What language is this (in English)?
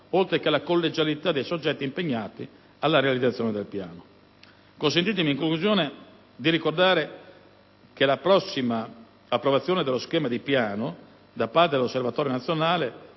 Italian